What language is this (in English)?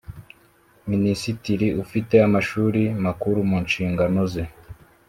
Kinyarwanda